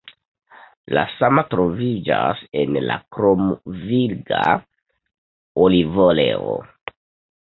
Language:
Esperanto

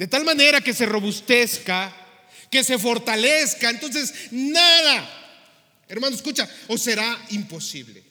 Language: Spanish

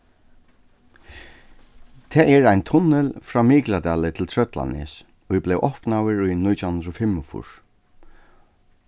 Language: Faroese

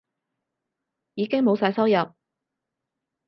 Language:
Cantonese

